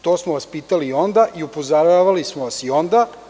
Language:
Serbian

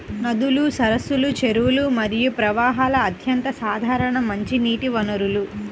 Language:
Telugu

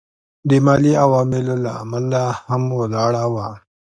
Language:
Pashto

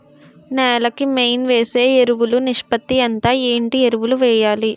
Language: Telugu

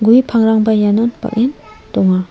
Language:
Garo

